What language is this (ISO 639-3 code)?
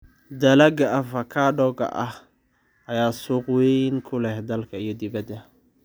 som